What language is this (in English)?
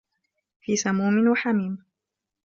Arabic